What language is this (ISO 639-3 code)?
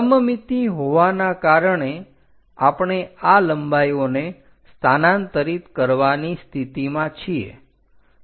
guj